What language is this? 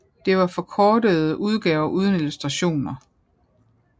Danish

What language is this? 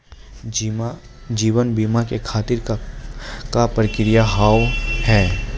Maithili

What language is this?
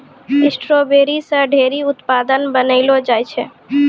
Maithili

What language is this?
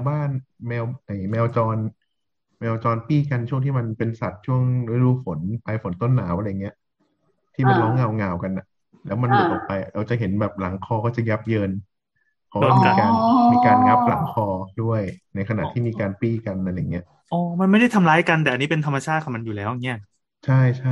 Thai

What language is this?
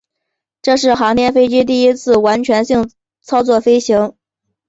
Chinese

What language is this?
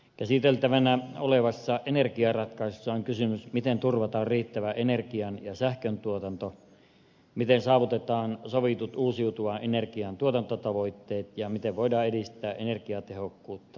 Finnish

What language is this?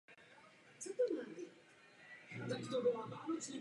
Czech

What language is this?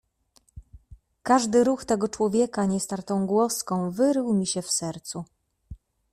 Polish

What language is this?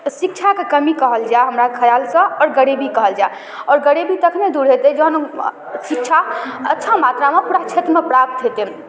Maithili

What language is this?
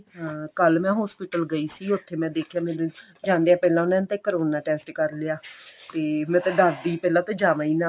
Punjabi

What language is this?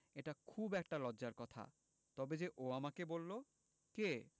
Bangla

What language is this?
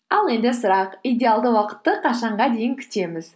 Kazakh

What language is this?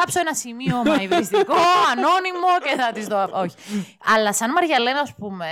Greek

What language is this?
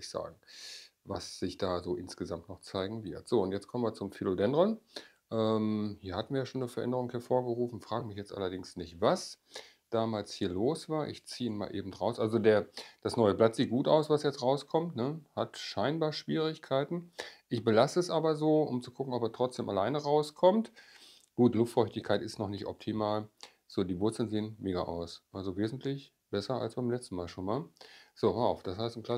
German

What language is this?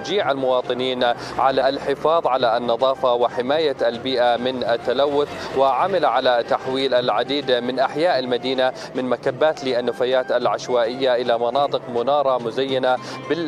Arabic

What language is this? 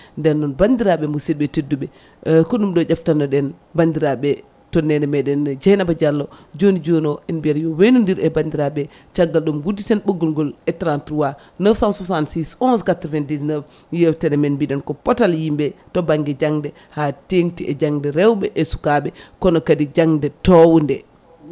Fula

